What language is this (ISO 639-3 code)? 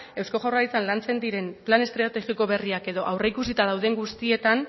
eus